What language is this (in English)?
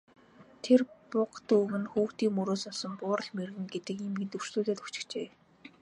Mongolian